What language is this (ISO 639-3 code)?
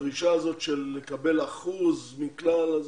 heb